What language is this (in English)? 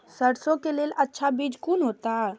Maithili